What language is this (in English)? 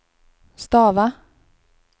Swedish